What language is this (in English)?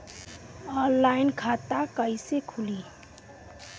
Bhojpuri